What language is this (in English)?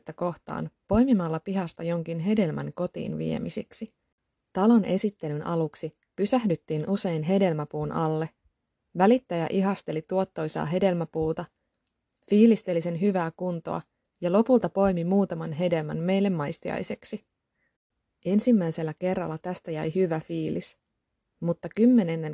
Finnish